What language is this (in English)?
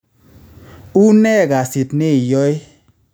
Kalenjin